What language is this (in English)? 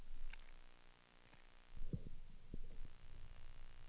Danish